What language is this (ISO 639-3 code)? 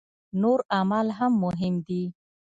pus